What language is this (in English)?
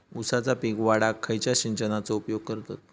Marathi